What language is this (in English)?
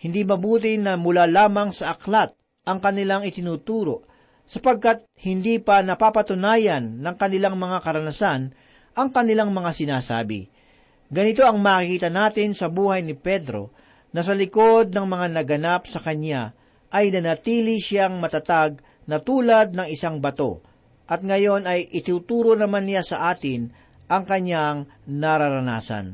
Filipino